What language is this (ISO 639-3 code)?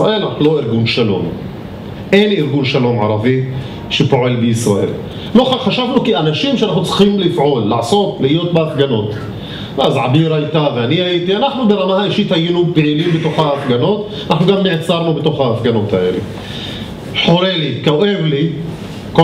heb